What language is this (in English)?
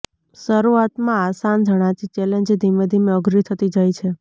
Gujarati